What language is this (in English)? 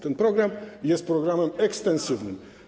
Polish